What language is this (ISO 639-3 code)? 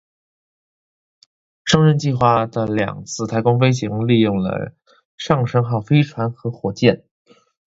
zho